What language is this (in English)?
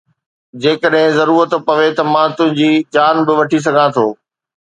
Sindhi